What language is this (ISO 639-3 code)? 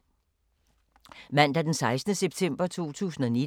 dan